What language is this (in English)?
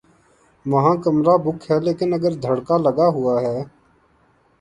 Urdu